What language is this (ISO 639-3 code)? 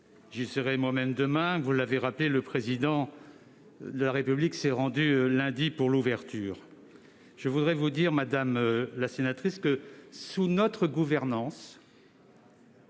fra